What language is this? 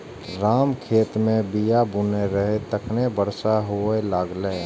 Maithili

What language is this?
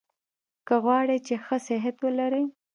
Pashto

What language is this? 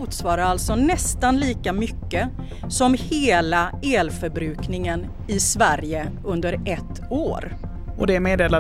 Swedish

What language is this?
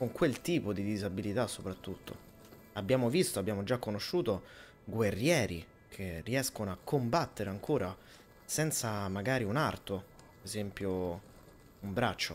Italian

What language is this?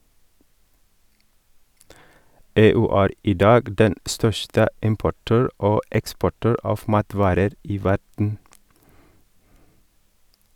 Norwegian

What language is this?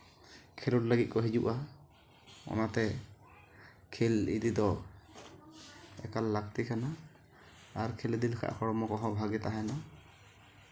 Santali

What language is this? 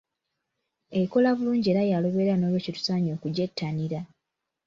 Ganda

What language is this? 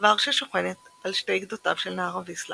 Hebrew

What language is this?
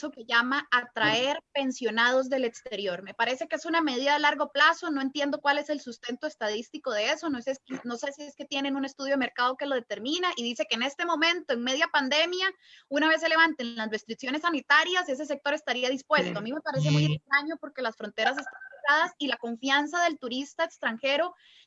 Spanish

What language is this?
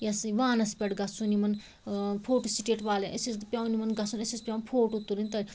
Kashmiri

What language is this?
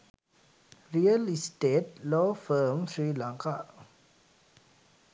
Sinhala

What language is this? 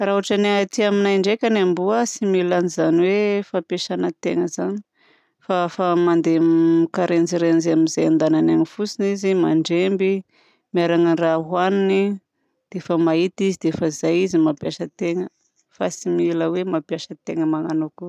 Southern Betsimisaraka Malagasy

